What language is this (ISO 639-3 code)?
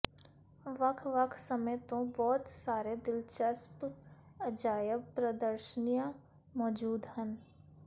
pan